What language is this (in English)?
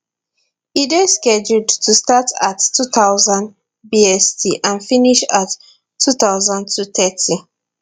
Nigerian Pidgin